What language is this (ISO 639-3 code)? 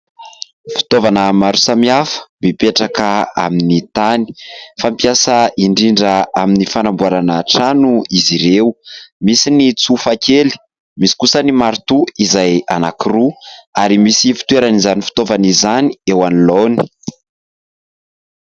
mlg